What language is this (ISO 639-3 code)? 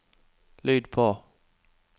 nor